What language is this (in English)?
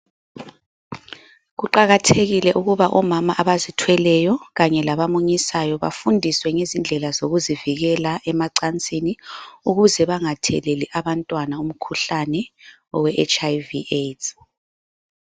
North Ndebele